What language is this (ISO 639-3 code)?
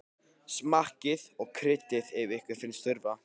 isl